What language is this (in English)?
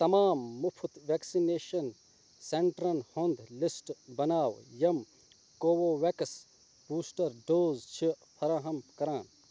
Kashmiri